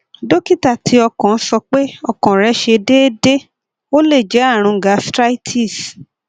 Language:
Yoruba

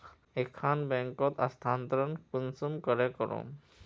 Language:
Magahi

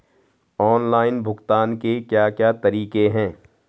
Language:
Hindi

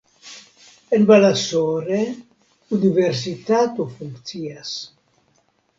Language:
Esperanto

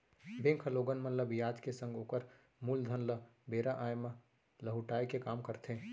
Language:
Chhattisgarhi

